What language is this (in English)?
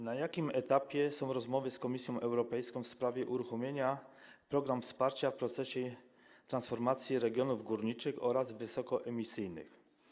Polish